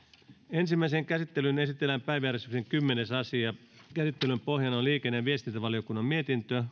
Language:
Finnish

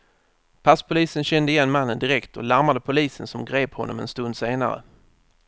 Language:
Swedish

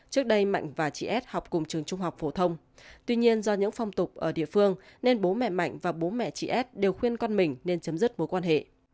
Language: Vietnamese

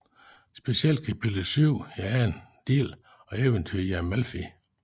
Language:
Danish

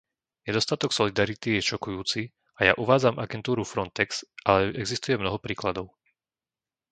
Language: Slovak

